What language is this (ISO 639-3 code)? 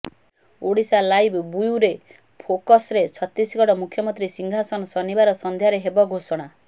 ori